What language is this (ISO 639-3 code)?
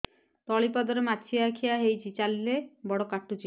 ori